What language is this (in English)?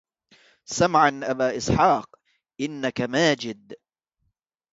Arabic